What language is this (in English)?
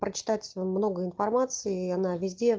Russian